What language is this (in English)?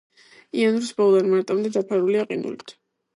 Georgian